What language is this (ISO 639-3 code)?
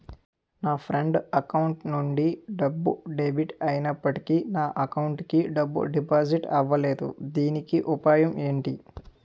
tel